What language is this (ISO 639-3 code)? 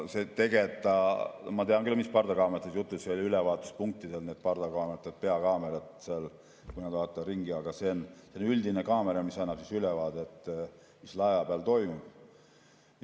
est